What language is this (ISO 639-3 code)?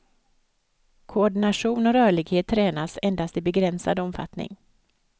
swe